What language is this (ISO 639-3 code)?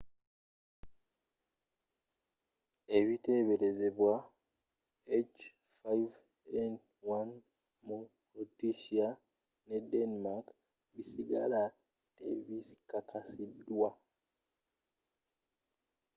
lug